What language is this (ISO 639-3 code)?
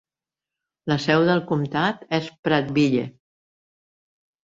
cat